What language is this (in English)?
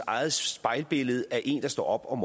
Danish